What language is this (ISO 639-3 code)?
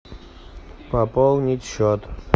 rus